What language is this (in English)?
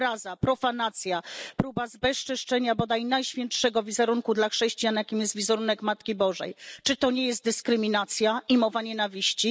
Polish